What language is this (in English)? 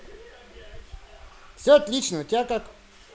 Russian